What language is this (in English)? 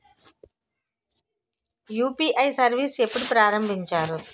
Telugu